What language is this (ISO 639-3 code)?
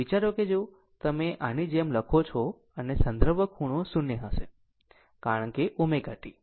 guj